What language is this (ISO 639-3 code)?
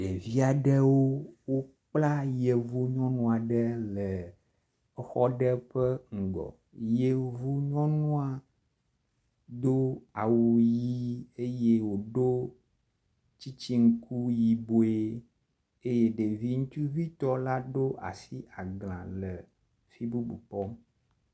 ewe